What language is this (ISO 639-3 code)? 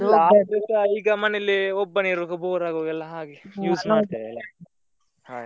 kan